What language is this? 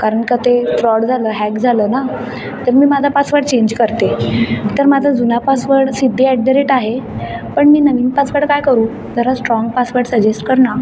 Marathi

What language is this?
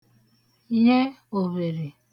Igbo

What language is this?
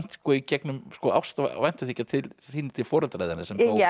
Icelandic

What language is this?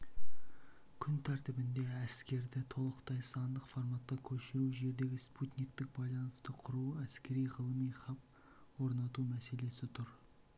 Kazakh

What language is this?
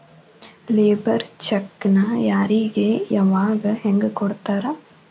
Kannada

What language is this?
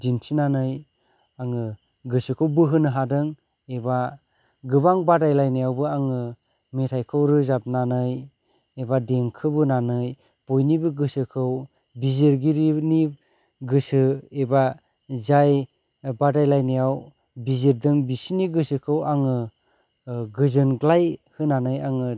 Bodo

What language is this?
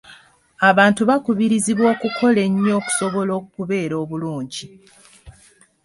Ganda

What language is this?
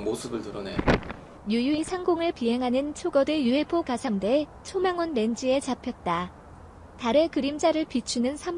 Korean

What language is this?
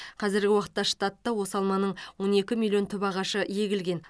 Kazakh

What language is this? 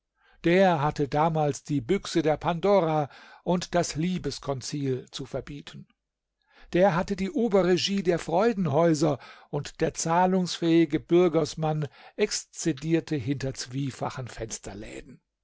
German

